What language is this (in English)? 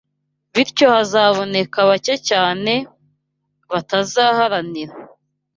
Kinyarwanda